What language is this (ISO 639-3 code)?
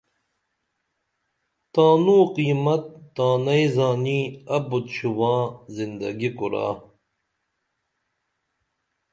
dml